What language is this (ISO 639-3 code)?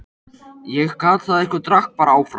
isl